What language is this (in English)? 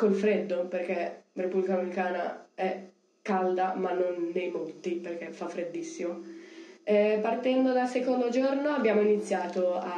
Italian